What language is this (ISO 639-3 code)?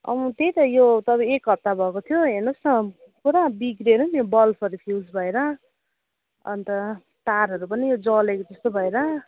nep